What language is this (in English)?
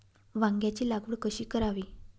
Marathi